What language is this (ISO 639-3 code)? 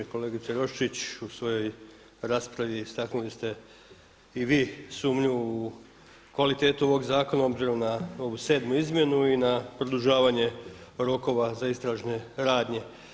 hrv